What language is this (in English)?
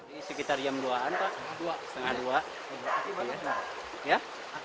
Indonesian